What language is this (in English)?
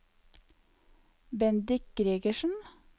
Norwegian